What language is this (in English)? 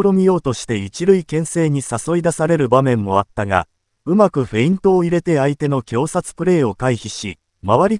Japanese